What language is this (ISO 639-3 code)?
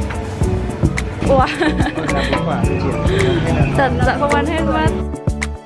vie